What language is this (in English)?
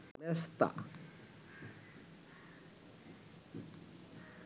Bangla